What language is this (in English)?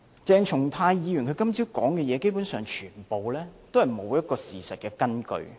Cantonese